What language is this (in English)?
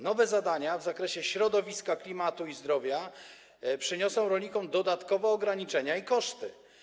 Polish